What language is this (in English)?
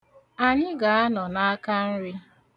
Igbo